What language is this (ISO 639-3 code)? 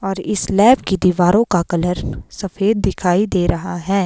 hin